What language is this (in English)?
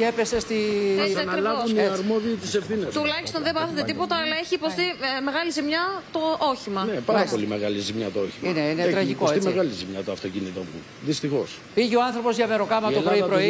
Greek